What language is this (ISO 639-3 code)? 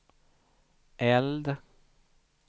swe